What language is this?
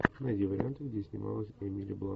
Russian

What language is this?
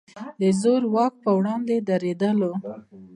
Pashto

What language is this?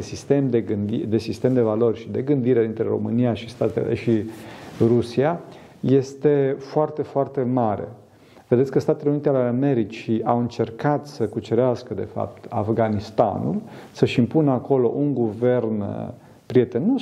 Romanian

